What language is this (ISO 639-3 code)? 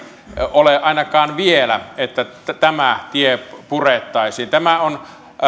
fin